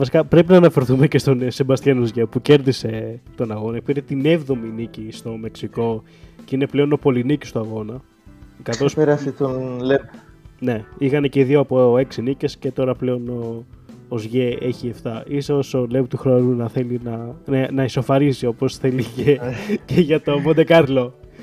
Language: Greek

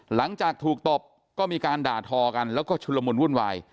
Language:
Thai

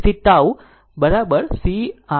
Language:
Gujarati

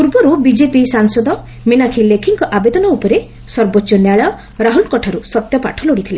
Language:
Odia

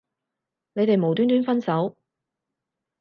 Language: Cantonese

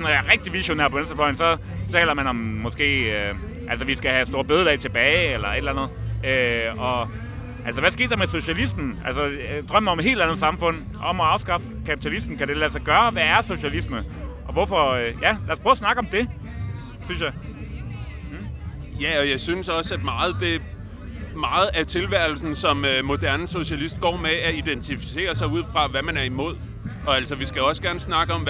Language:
Danish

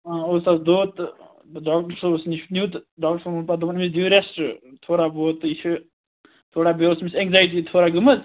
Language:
Kashmiri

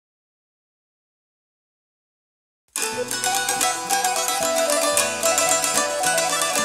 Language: Arabic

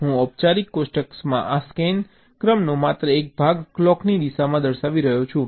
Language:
Gujarati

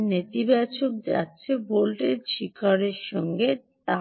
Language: Bangla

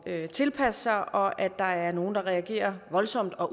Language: Danish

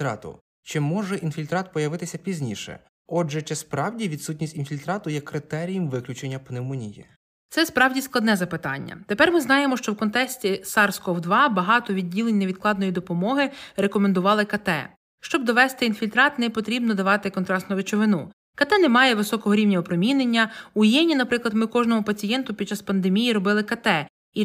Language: Ukrainian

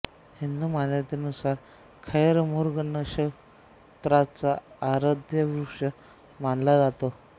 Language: Marathi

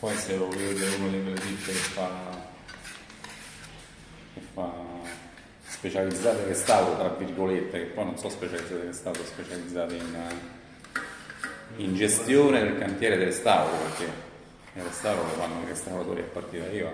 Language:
Italian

